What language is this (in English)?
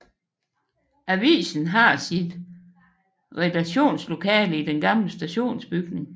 Danish